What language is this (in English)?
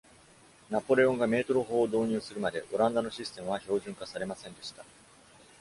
Japanese